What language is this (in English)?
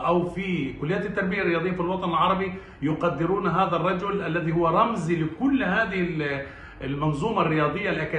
Arabic